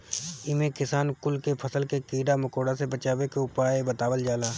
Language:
Bhojpuri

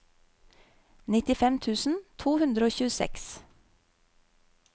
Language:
Norwegian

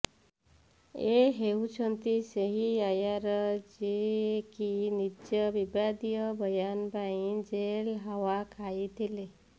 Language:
Odia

